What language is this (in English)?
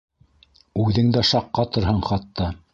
Bashkir